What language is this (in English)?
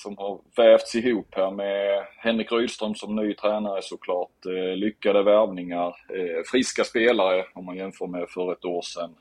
Swedish